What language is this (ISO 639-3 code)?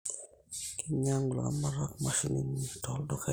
mas